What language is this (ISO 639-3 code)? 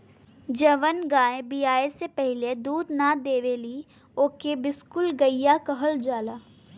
bho